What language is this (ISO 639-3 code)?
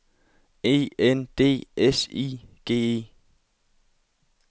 dan